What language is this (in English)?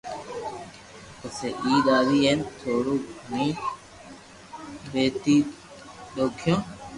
Loarki